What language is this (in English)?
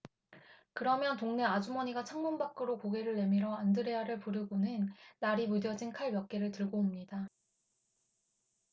Korean